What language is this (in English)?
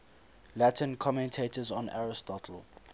English